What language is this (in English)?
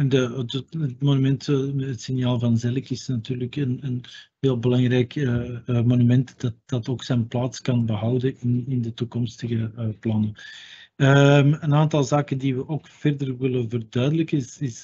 Dutch